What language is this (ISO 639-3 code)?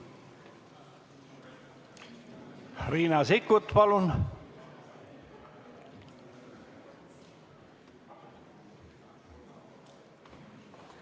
est